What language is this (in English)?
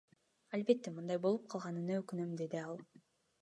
Kyrgyz